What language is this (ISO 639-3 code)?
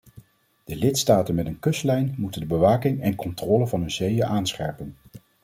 nld